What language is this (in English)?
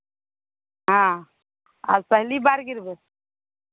Maithili